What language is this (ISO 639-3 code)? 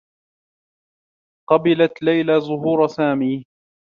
ara